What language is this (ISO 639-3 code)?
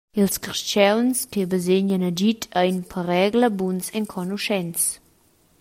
roh